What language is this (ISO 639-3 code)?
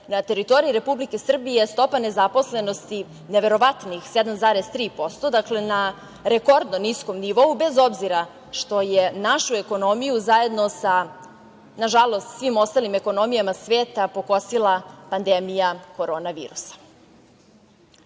srp